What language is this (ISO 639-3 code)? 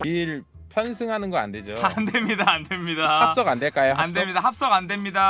kor